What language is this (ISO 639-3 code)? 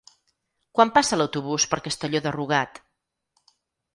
cat